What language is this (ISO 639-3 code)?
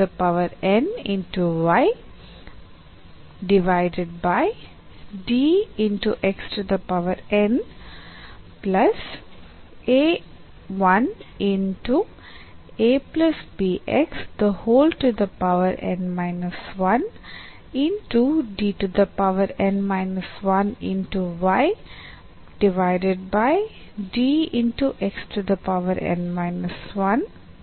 kan